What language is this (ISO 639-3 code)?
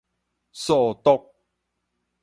nan